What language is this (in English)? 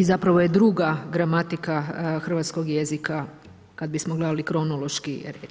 Croatian